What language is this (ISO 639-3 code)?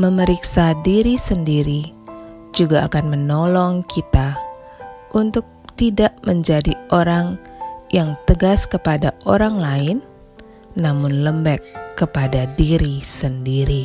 ind